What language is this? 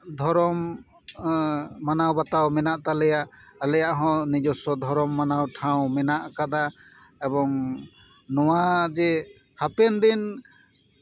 Santali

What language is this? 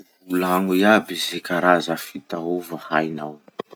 Masikoro Malagasy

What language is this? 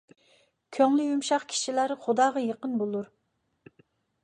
Uyghur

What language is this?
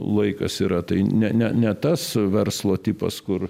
Lithuanian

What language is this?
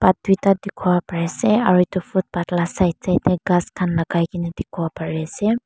Naga Pidgin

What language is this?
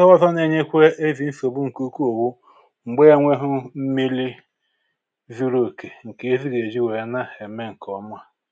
Igbo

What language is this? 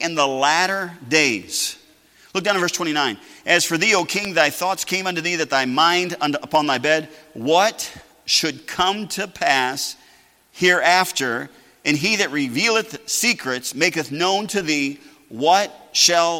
English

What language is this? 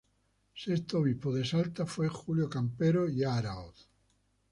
Spanish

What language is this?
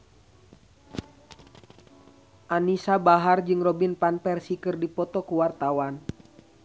Sundanese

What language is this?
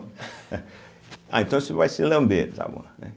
Portuguese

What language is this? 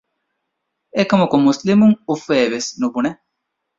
Divehi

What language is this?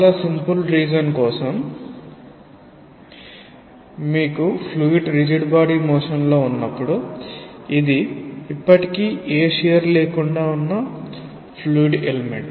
Telugu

